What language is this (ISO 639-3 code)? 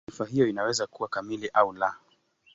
swa